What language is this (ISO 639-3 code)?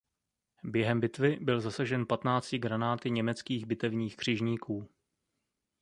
ces